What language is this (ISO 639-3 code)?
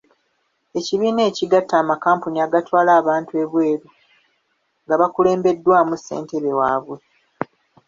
lug